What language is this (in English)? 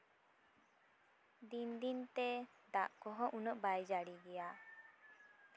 Santali